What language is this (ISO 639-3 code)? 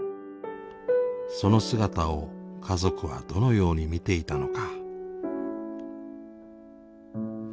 jpn